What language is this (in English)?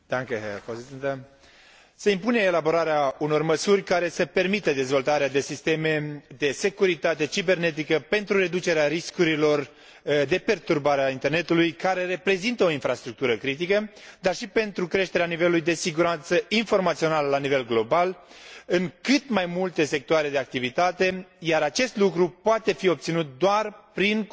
Romanian